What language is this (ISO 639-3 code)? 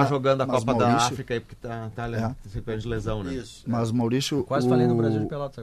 por